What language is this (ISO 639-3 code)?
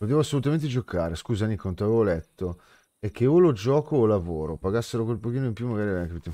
ita